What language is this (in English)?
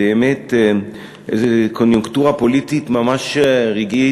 Hebrew